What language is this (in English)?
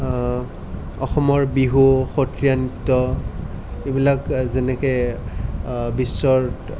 Assamese